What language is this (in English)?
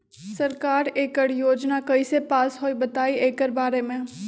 Magahi